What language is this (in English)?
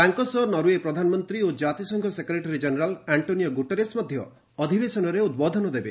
Odia